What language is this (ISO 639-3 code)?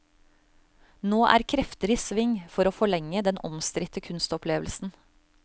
nor